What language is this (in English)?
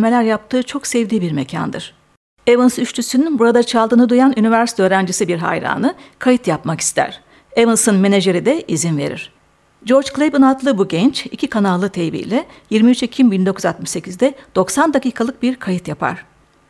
Turkish